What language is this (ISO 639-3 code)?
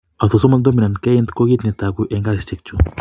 kln